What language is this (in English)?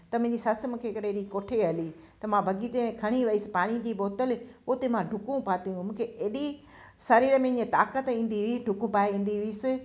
Sindhi